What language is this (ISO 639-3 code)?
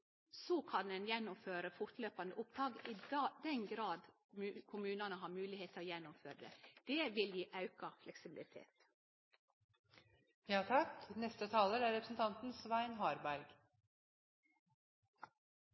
nno